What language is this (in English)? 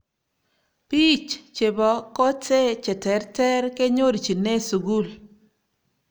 Kalenjin